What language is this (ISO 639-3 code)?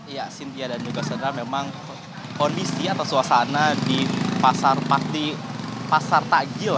ind